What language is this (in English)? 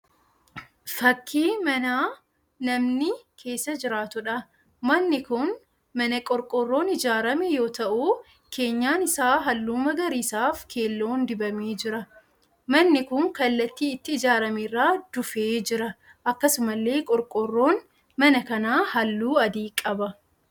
Oromo